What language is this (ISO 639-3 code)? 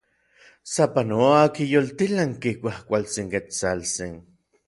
nlv